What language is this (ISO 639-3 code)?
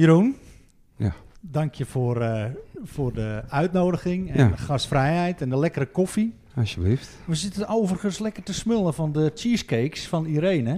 nld